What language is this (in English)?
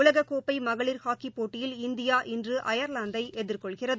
Tamil